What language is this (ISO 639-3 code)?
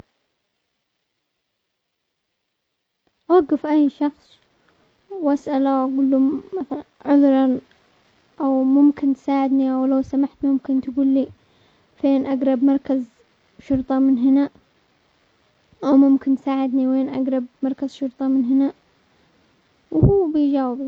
acx